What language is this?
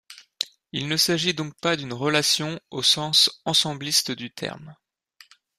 French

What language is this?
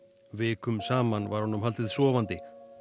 Icelandic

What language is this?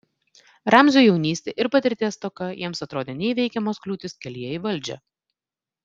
Lithuanian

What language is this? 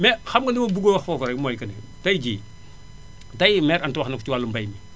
Wolof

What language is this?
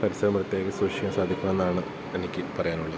Malayalam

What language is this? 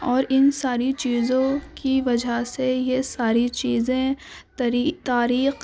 Urdu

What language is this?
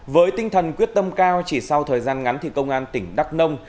Vietnamese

